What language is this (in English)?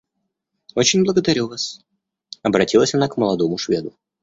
Russian